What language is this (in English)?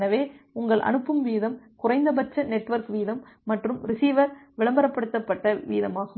Tamil